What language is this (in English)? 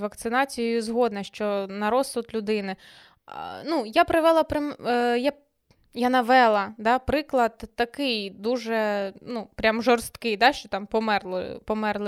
Ukrainian